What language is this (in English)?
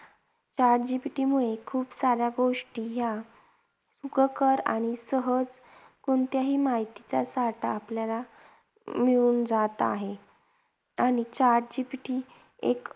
Marathi